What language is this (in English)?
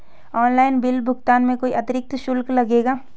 Hindi